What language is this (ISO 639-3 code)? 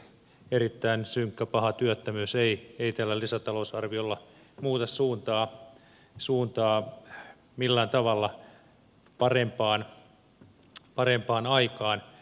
fin